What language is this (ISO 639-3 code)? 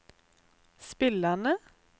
nor